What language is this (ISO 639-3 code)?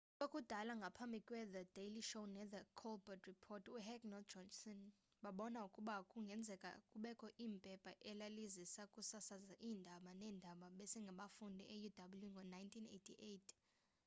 xho